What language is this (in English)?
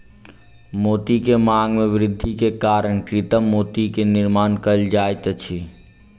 Maithili